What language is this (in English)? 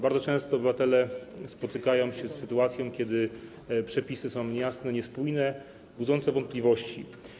Polish